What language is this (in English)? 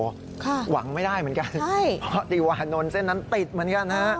Thai